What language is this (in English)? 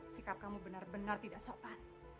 Indonesian